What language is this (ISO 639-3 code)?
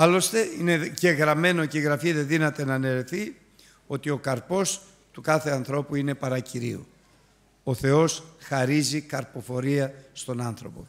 ell